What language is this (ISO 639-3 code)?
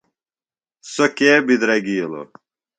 phl